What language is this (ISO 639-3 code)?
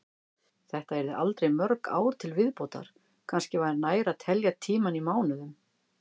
isl